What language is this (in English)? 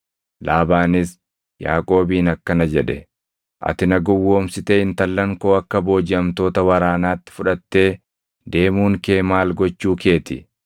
Oromo